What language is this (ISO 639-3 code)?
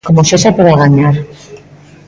glg